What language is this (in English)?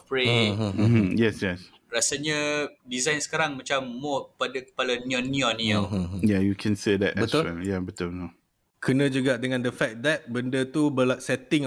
Malay